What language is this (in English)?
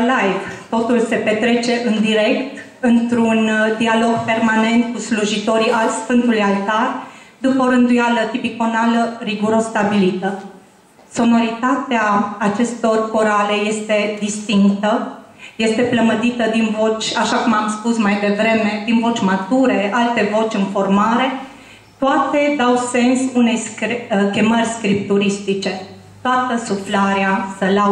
Romanian